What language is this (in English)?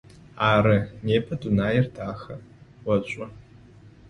Adyghe